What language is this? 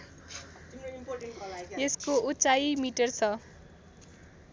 Nepali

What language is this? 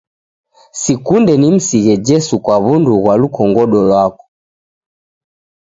Taita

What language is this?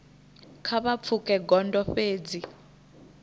Venda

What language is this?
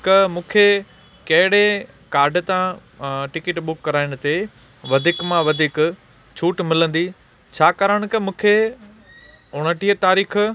Sindhi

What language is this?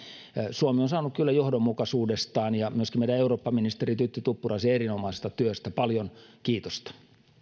Finnish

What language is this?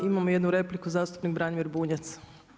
Croatian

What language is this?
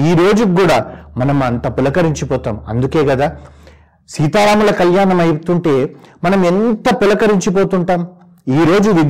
Telugu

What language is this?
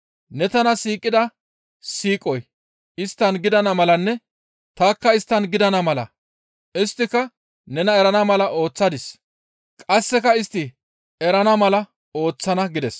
Gamo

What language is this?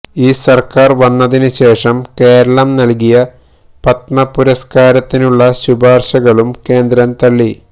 Malayalam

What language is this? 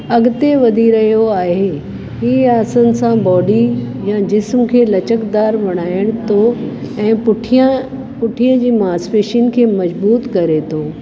Sindhi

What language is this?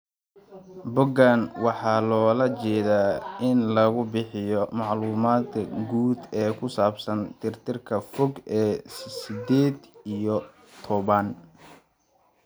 Somali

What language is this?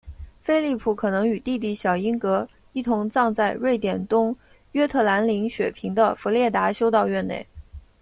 Chinese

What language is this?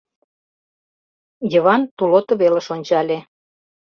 Mari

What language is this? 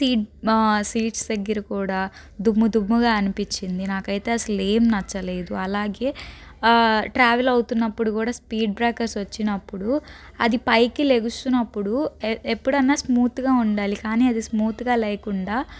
Telugu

